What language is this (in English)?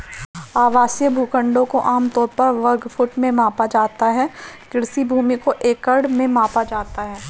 Hindi